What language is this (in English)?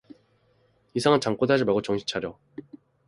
Korean